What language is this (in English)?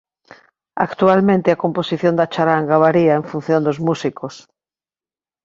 Galician